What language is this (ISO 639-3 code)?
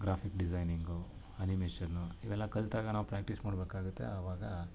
kan